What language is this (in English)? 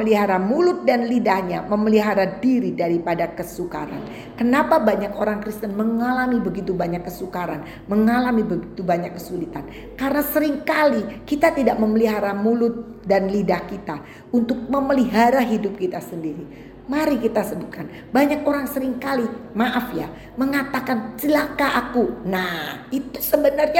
Indonesian